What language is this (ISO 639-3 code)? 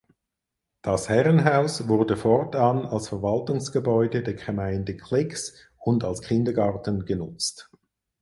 deu